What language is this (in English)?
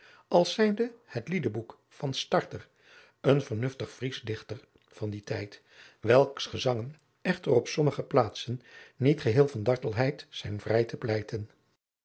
Dutch